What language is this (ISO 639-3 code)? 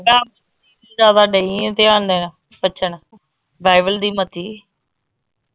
pan